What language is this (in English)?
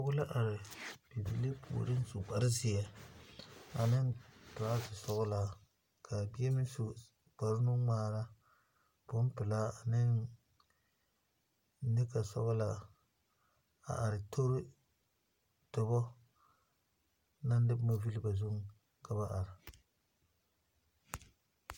Southern Dagaare